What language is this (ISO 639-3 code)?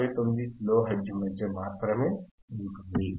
tel